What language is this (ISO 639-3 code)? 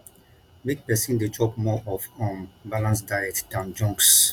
pcm